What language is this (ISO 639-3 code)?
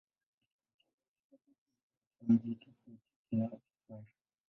swa